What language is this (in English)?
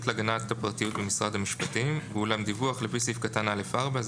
Hebrew